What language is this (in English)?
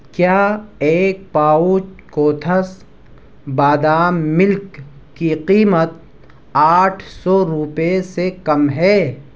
Urdu